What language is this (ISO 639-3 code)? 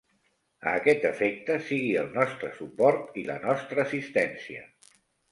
cat